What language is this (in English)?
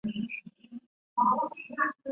Chinese